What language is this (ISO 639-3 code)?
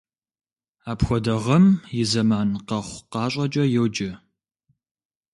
kbd